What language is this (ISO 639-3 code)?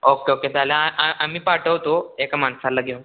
mar